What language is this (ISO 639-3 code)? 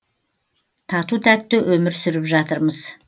kaz